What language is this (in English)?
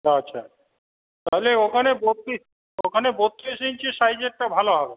Bangla